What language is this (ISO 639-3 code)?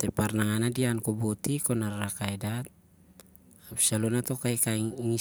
sjr